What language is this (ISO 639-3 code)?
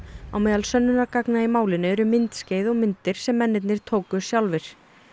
isl